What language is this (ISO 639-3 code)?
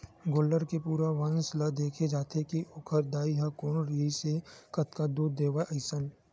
hne